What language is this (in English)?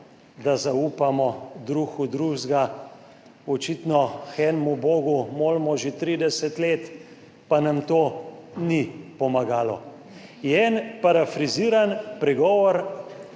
Slovenian